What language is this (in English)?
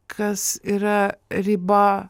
Lithuanian